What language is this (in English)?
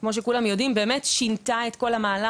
Hebrew